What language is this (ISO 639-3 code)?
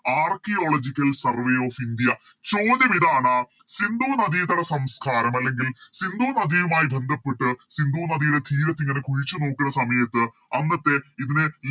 mal